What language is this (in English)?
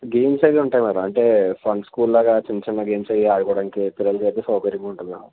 Telugu